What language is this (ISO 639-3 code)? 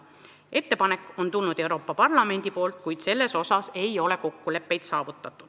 est